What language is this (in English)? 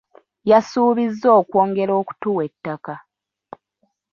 Ganda